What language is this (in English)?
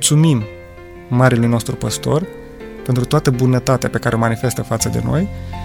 Romanian